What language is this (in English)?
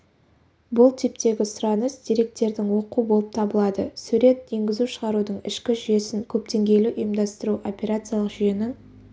Kazakh